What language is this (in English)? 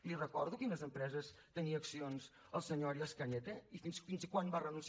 Catalan